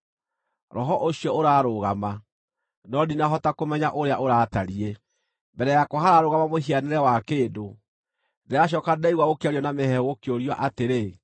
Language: Kikuyu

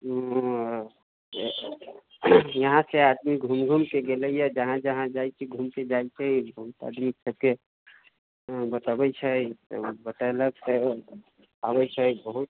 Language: Maithili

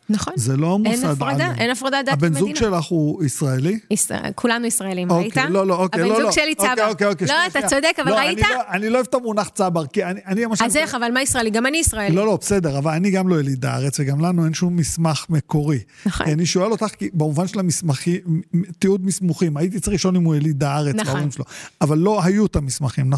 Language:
Hebrew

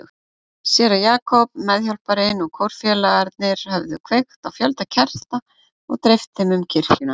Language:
Icelandic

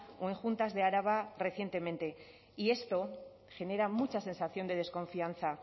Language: Spanish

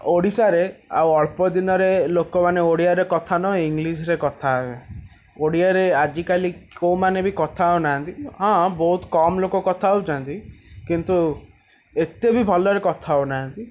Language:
Odia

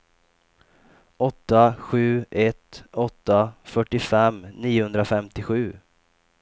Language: Swedish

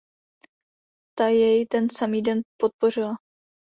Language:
Czech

